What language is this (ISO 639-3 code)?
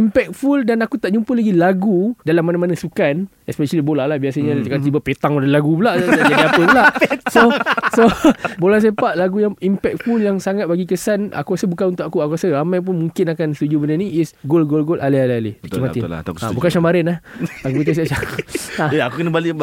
msa